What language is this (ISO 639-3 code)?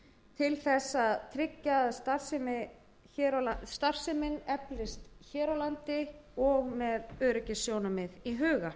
isl